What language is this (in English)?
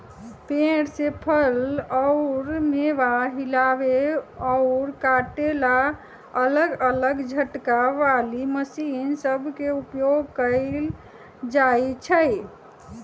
Magahi